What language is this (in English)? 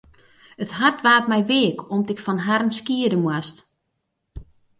Western Frisian